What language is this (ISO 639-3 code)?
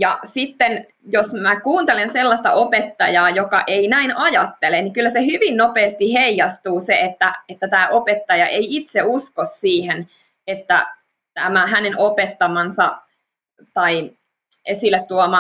fin